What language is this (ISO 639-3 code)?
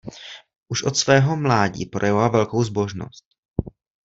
ces